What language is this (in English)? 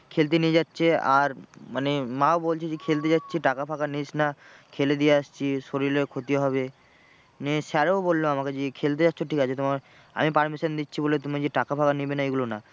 Bangla